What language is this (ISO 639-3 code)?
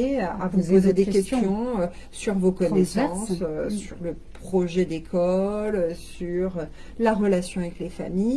fra